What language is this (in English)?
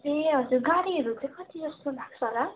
Nepali